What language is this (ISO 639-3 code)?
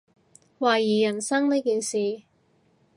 yue